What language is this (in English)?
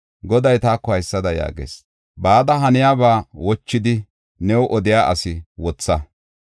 Gofa